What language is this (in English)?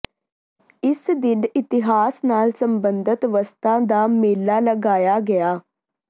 Punjabi